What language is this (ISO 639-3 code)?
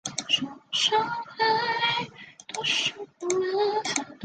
zho